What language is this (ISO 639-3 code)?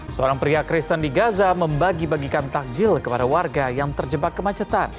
ind